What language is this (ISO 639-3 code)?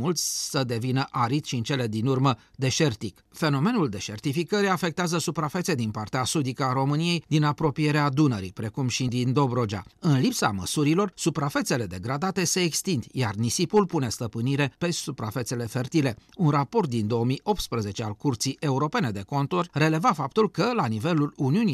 ron